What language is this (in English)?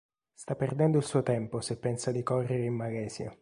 Italian